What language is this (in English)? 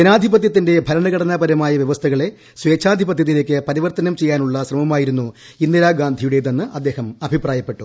Malayalam